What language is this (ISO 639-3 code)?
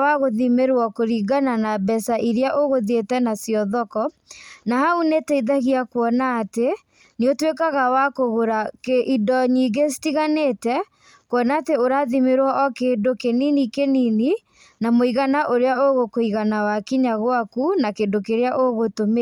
kik